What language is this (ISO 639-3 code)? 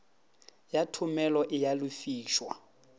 nso